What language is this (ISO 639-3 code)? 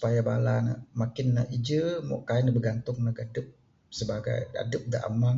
sdo